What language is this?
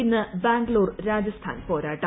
Malayalam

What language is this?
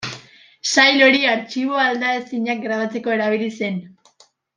Basque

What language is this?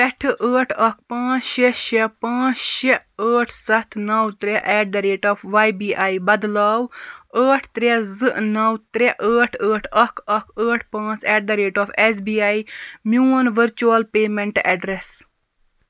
Kashmiri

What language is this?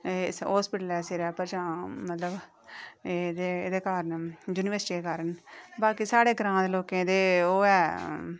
Dogri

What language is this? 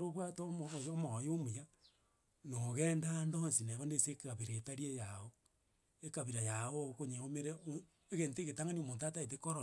Gusii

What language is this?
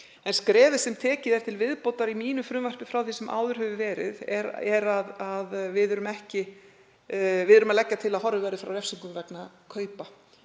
Icelandic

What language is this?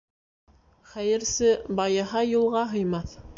Bashkir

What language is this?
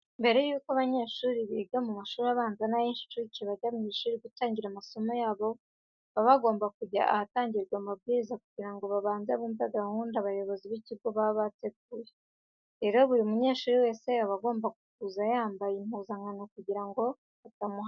Kinyarwanda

